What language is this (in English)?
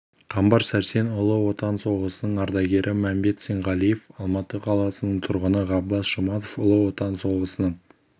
Kazakh